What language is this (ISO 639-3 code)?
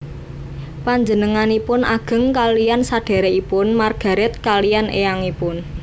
jav